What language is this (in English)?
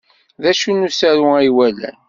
Kabyle